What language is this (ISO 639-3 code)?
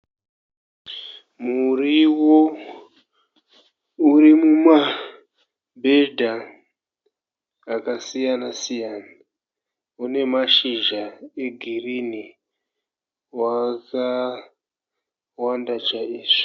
sna